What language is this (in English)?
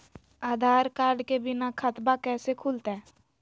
Magahi